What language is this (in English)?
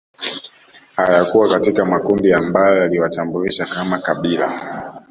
Swahili